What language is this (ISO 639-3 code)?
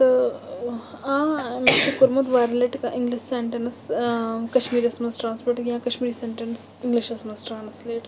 kas